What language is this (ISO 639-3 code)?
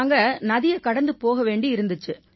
tam